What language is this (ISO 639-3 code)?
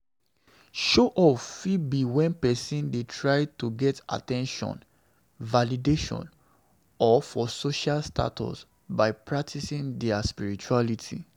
pcm